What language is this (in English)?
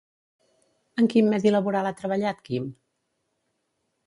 Catalan